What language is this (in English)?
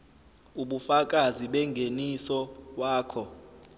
Zulu